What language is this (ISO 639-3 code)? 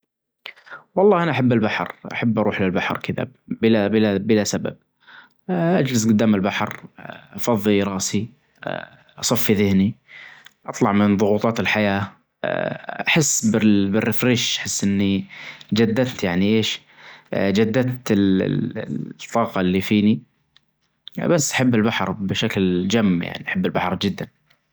ars